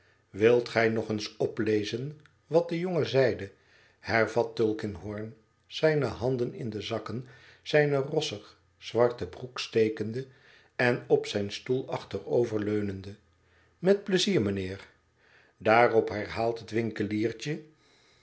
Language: Dutch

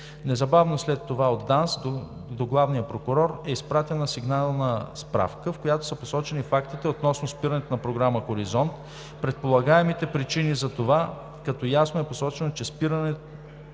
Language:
Bulgarian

